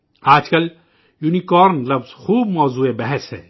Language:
Urdu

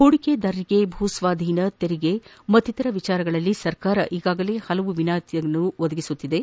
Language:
Kannada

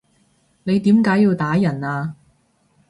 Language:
Cantonese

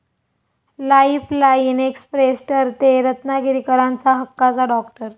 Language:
Marathi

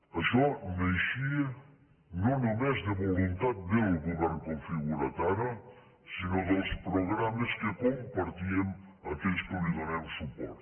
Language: Catalan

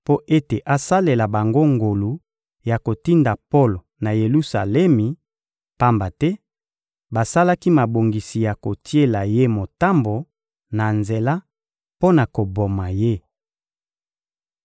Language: Lingala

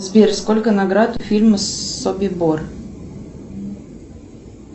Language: Russian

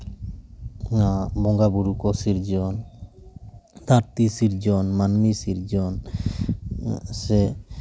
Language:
Santali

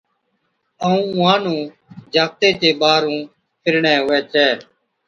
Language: Od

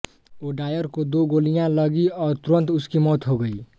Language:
Hindi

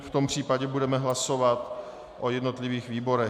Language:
Czech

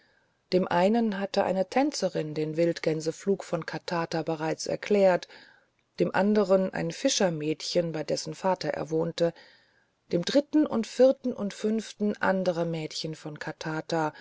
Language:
German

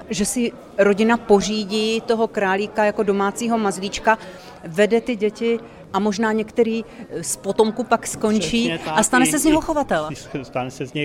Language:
Czech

